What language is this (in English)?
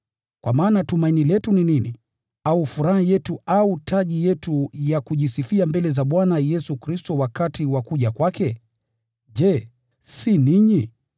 Swahili